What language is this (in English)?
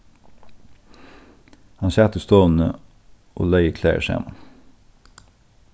Faroese